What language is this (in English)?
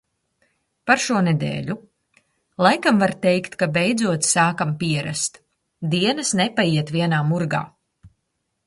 Latvian